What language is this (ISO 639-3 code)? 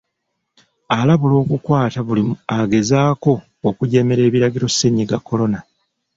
lug